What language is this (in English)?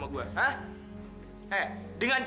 Indonesian